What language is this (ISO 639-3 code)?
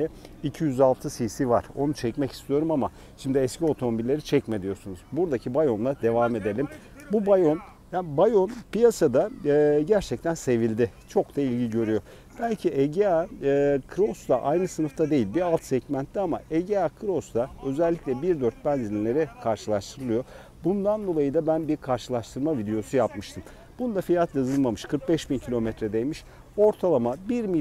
tur